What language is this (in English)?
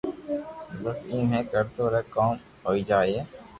Loarki